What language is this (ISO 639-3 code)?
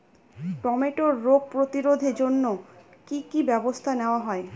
ben